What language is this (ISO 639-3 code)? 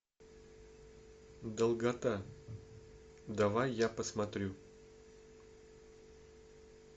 rus